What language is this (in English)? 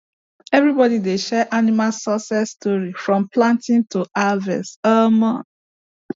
Nigerian Pidgin